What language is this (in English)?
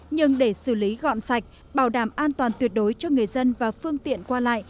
Vietnamese